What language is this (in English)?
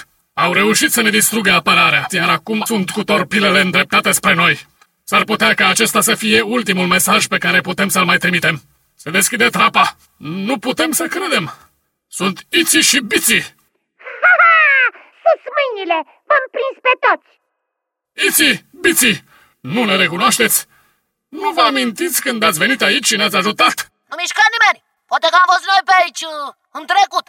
Romanian